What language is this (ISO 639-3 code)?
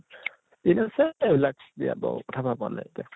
asm